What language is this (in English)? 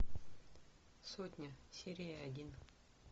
Russian